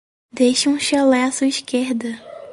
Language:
Portuguese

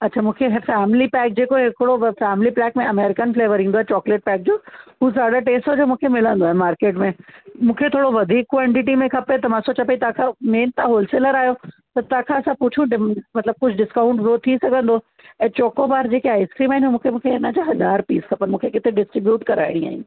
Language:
Sindhi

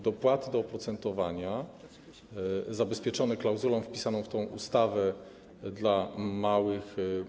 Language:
Polish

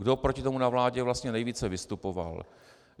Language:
Czech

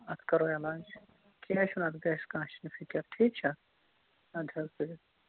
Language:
Kashmiri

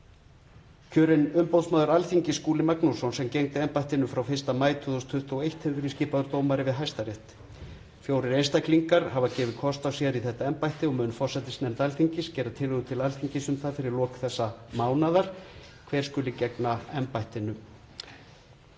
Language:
Icelandic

